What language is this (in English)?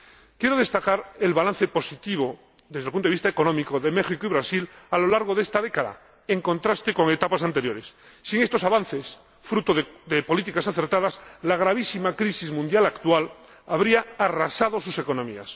Spanish